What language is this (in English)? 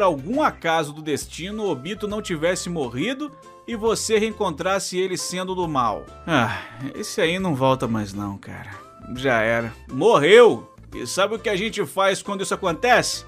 Portuguese